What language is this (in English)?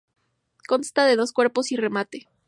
Spanish